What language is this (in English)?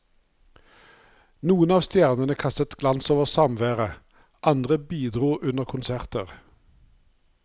Norwegian